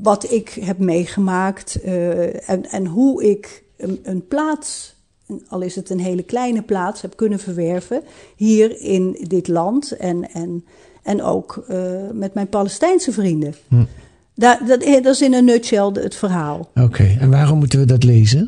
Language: Dutch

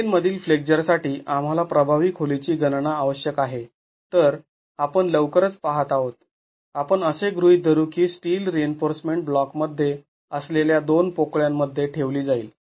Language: Marathi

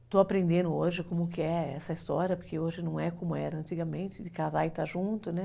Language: Portuguese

